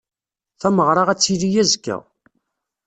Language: Kabyle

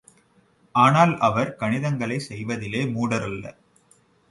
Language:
Tamil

